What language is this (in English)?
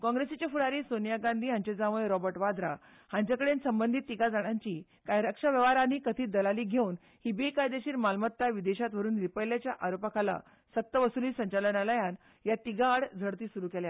Konkani